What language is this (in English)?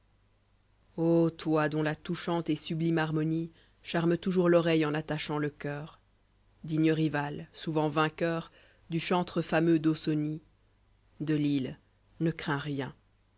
French